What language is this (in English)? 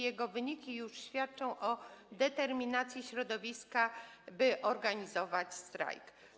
Polish